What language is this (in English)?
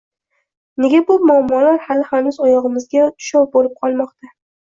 Uzbek